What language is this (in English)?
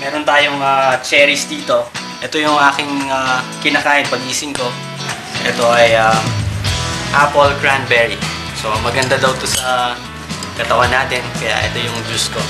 Filipino